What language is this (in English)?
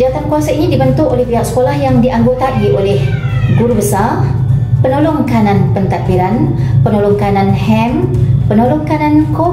Malay